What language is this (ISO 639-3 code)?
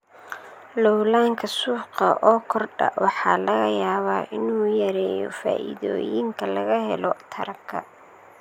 som